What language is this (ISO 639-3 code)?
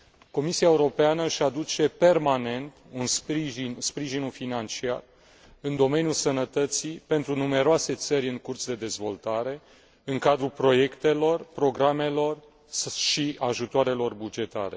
ron